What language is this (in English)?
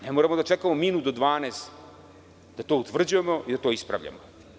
Serbian